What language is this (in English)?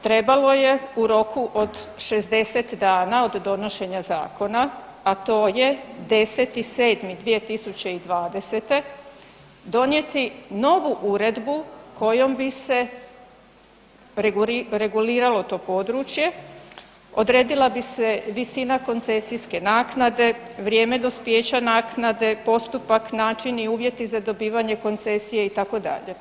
Croatian